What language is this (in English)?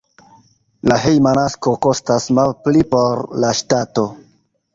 Esperanto